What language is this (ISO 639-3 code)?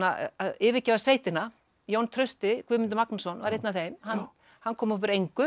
isl